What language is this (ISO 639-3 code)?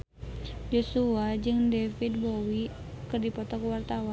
sun